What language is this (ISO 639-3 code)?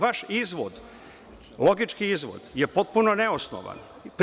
srp